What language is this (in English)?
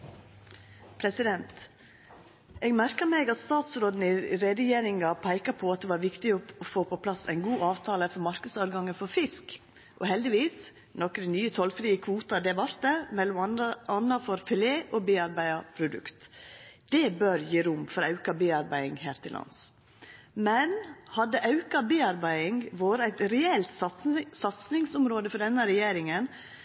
Norwegian